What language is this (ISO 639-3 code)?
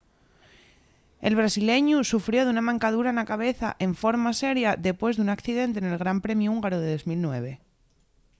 ast